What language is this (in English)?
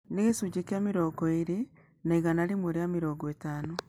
Kikuyu